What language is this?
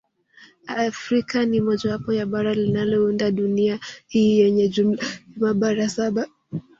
Swahili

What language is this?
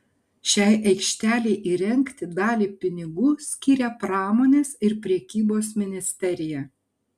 Lithuanian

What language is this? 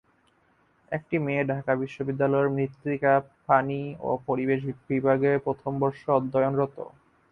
Bangla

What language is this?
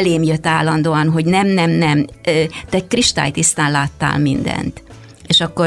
Hungarian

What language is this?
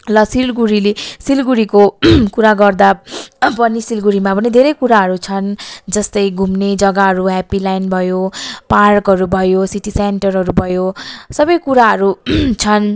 Nepali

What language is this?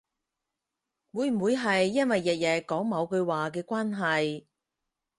Cantonese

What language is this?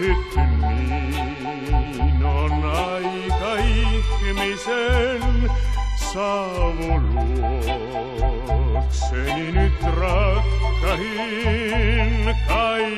Romanian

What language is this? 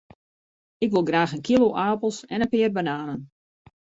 Western Frisian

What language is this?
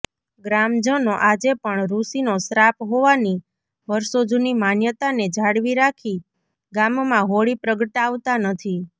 Gujarati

